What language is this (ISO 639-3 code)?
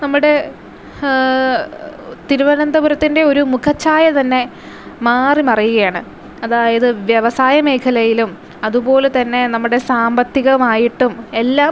mal